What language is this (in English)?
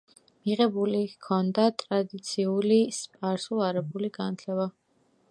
Georgian